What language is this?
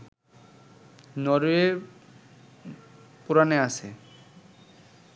Bangla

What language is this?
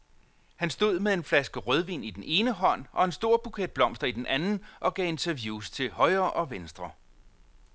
Danish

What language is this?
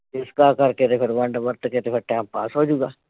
Punjabi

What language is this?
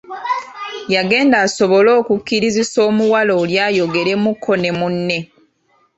Ganda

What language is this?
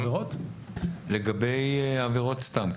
Hebrew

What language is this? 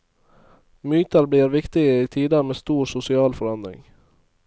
Norwegian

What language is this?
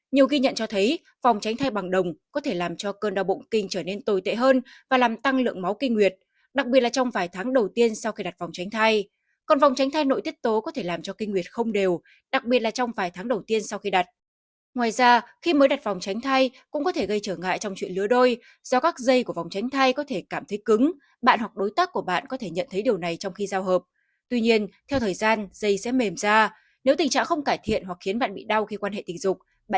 Vietnamese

